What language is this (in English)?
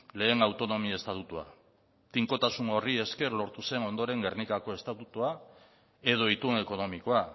Basque